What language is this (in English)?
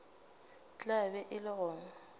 Northern Sotho